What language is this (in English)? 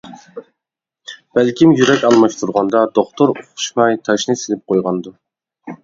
Uyghur